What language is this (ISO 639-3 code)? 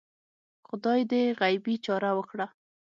pus